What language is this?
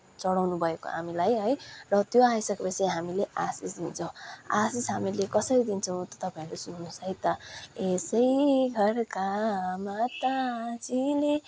Nepali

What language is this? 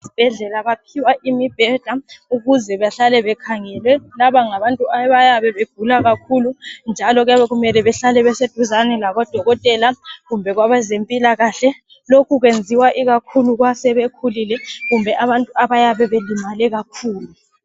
North Ndebele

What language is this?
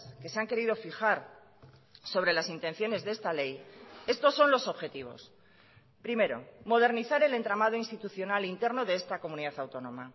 Spanish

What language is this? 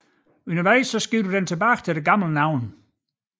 Danish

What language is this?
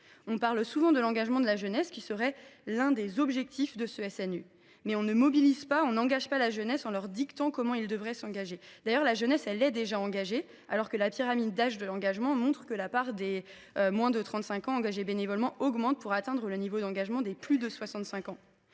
French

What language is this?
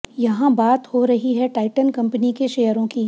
Hindi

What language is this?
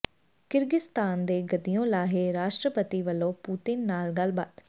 Punjabi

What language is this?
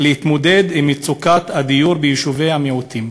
Hebrew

